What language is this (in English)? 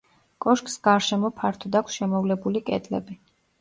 Georgian